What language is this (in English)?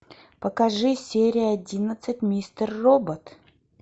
Russian